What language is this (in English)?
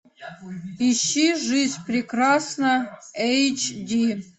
Russian